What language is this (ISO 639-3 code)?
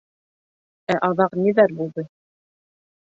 bak